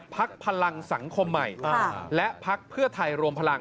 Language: Thai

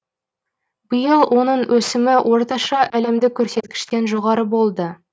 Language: Kazakh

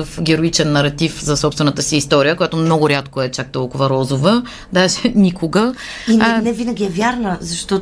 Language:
Bulgarian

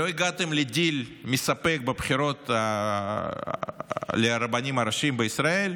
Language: Hebrew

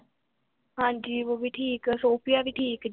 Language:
Punjabi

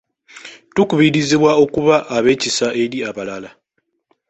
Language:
Ganda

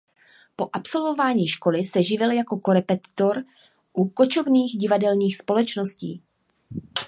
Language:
Czech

